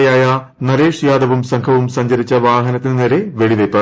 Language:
Malayalam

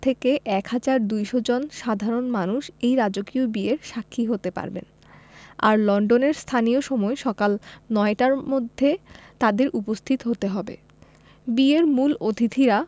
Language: Bangla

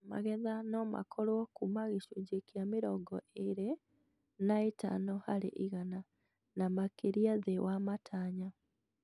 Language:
Kikuyu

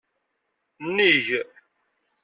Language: Kabyle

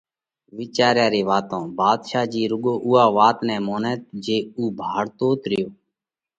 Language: Parkari Koli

